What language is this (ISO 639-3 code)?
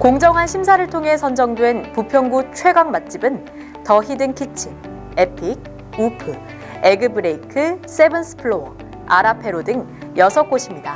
kor